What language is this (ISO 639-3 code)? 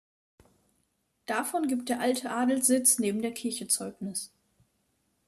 deu